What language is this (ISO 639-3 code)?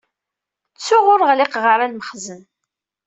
kab